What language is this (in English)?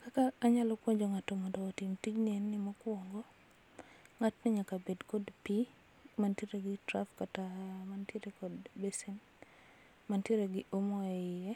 Luo (Kenya and Tanzania)